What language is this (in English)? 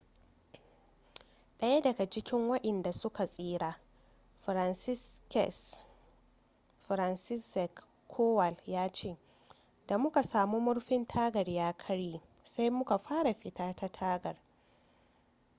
Hausa